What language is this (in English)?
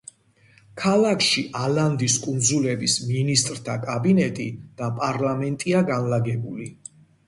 Georgian